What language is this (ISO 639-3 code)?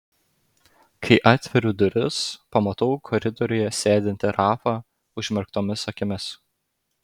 lit